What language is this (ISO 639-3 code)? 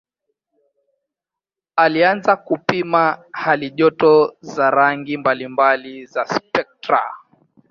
swa